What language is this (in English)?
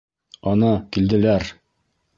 Bashkir